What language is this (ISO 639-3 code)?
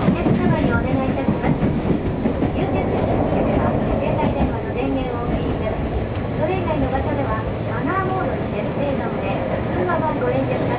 jpn